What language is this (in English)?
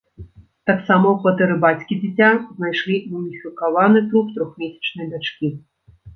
Belarusian